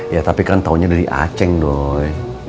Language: Indonesian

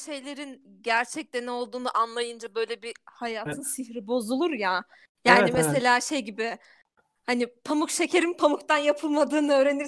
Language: Turkish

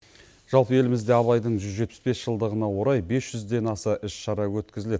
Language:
Kazakh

